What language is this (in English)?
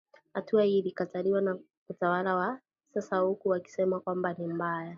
Swahili